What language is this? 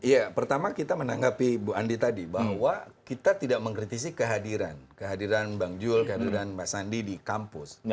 Indonesian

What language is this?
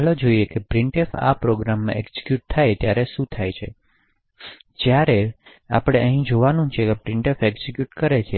Gujarati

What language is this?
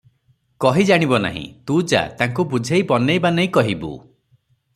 Odia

